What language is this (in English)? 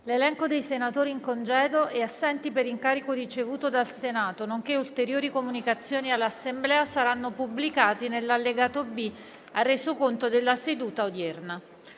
Italian